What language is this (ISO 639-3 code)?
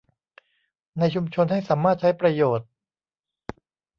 tha